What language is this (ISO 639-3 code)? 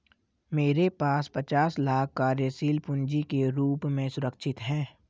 hin